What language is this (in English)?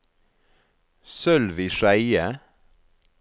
Norwegian